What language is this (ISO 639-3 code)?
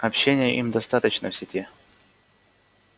rus